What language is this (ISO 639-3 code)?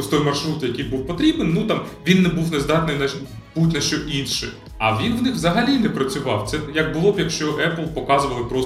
ukr